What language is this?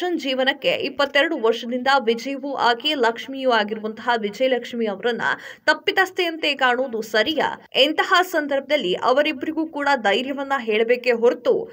Kannada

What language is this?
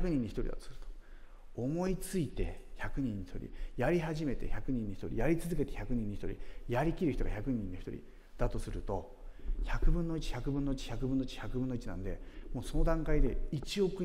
Japanese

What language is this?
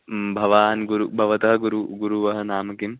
Sanskrit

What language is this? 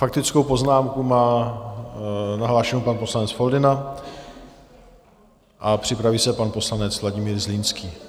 Czech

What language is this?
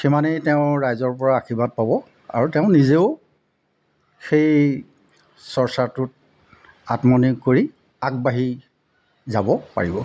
Assamese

